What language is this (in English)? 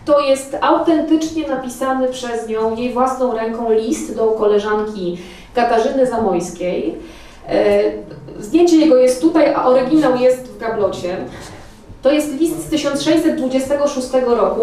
Polish